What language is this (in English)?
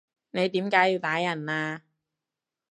Cantonese